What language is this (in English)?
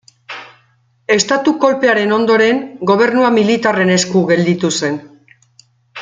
Basque